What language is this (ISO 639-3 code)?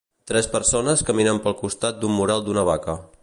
cat